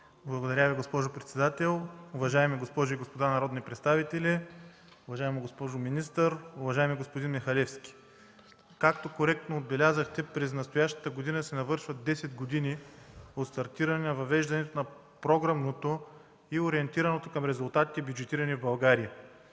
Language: Bulgarian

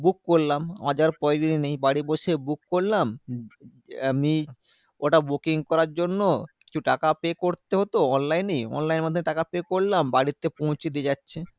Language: Bangla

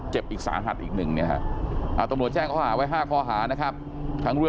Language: Thai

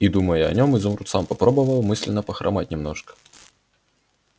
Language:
Russian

